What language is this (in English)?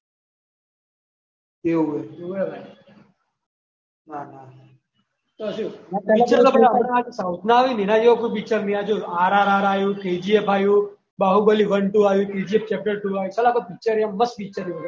Gujarati